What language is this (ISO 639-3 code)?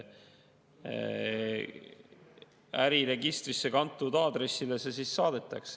est